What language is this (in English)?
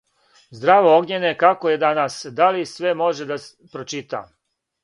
Serbian